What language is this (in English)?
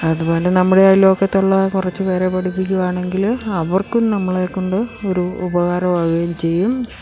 Malayalam